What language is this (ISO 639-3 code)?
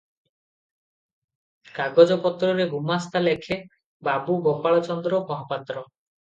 ori